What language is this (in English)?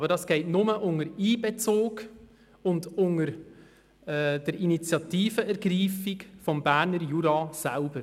Swiss German